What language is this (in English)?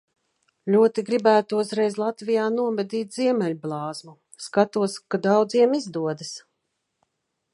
Latvian